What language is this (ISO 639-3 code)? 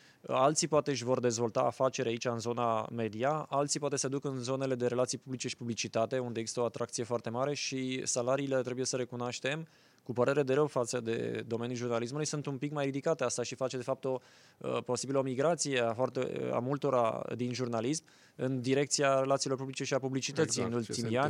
ron